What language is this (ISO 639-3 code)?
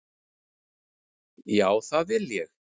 isl